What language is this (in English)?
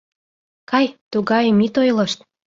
Mari